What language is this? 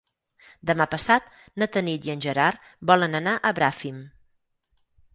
Catalan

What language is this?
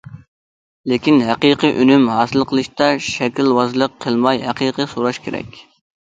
Uyghur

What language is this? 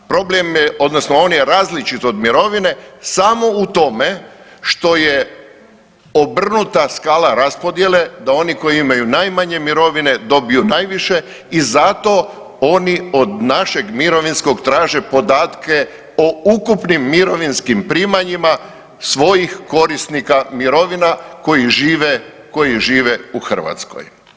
Croatian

